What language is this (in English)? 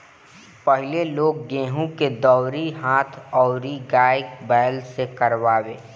Bhojpuri